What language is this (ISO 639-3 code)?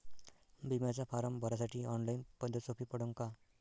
mar